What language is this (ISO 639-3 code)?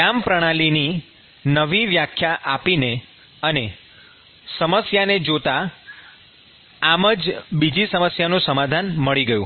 guj